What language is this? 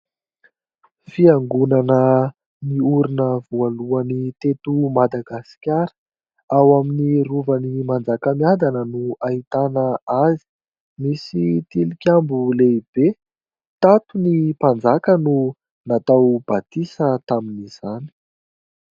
Malagasy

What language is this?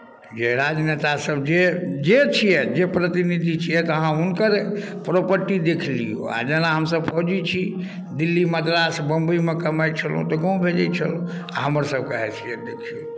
Maithili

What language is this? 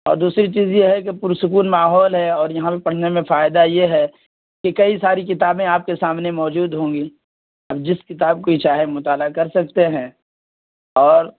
Urdu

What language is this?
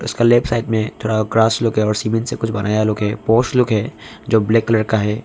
Hindi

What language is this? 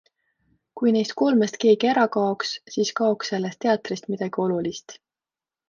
Estonian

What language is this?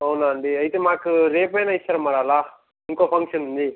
Telugu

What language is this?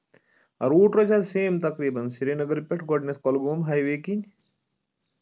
Kashmiri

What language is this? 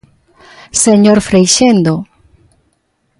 Galician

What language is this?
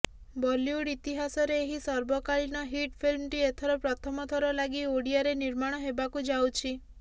Odia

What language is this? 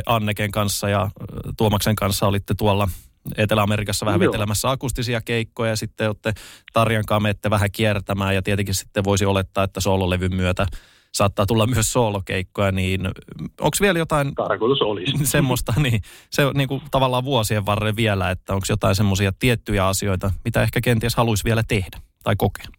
Finnish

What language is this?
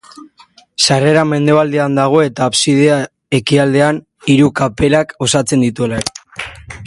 Basque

